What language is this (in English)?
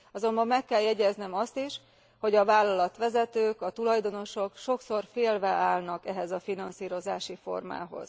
Hungarian